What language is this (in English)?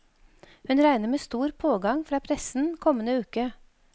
Norwegian